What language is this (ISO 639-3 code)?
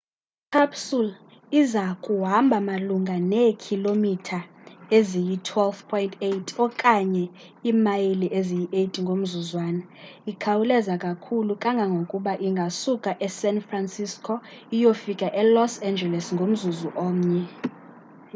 xho